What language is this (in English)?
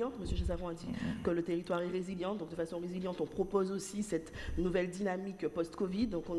French